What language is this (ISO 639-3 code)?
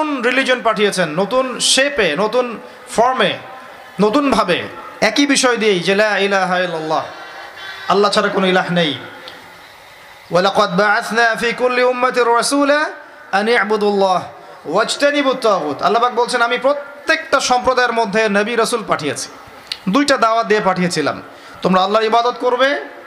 ben